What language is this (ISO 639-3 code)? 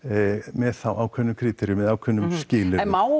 isl